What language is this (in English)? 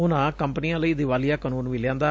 Punjabi